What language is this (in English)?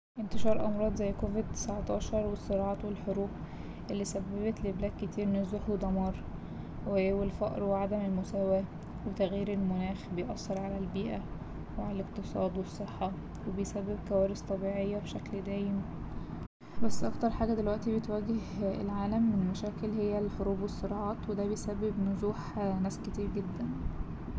Egyptian Arabic